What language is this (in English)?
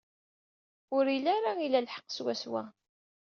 Kabyle